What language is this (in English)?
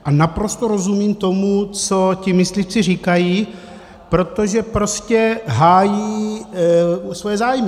Czech